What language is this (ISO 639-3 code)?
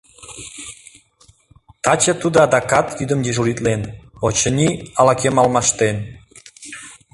chm